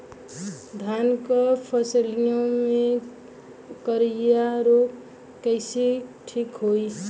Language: Bhojpuri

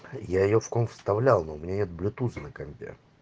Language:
Russian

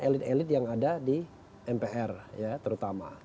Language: Indonesian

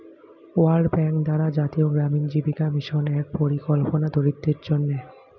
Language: Bangla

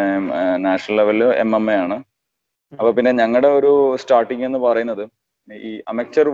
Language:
Malayalam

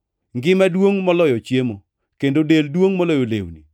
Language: Luo (Kenya and Tanzania)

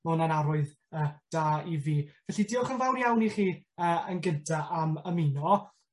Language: Welsh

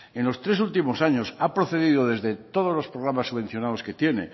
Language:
Spanish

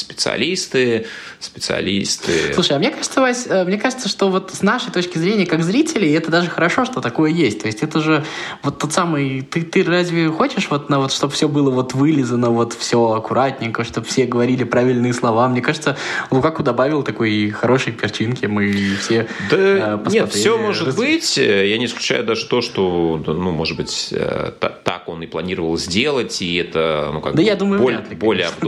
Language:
Russian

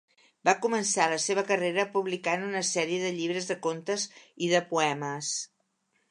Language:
Catalan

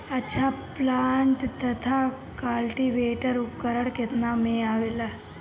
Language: Bhojpuri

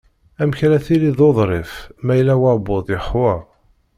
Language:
Kabyle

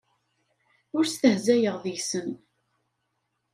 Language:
Kabyle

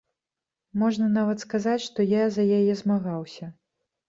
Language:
Belarusian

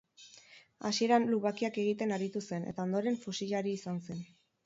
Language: Basque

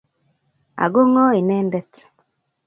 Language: Kalenjin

